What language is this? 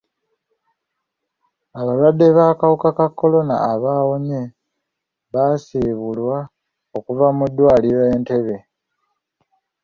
Ganda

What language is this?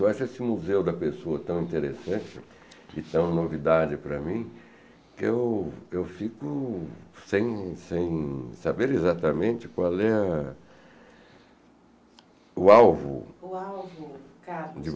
Portuguese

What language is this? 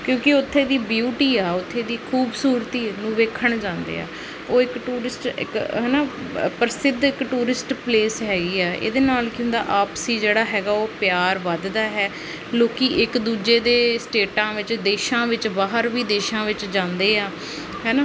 Punjabi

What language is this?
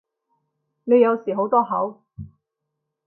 Cantonese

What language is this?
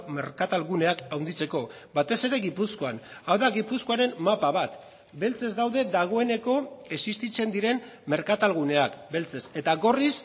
Basque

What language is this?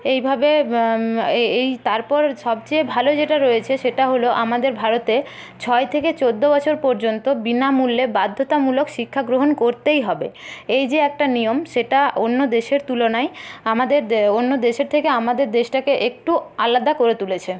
Bangla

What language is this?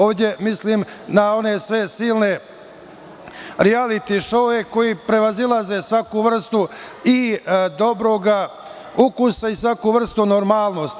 Serbian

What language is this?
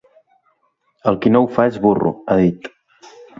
Catalan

